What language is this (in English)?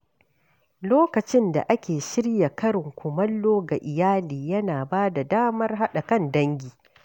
Hausa